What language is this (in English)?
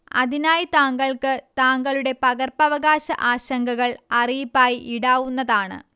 Malayalam